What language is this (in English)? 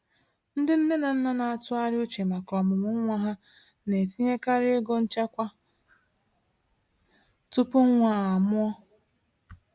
Igbo